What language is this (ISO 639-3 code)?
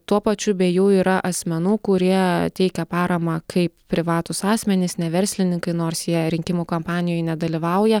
lit